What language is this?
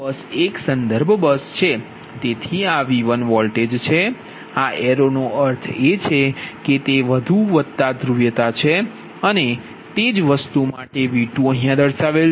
Gujarati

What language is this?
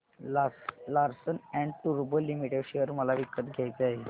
Marathi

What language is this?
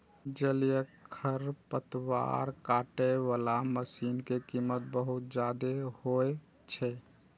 Maithili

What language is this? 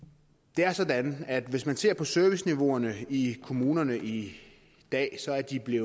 Danish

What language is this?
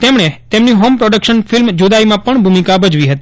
Gujarati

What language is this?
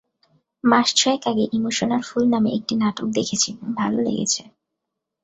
Bangla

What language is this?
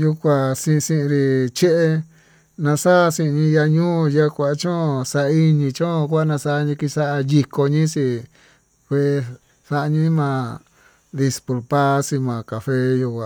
Tututepec Mixtec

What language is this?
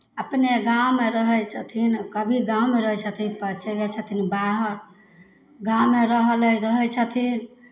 Maithili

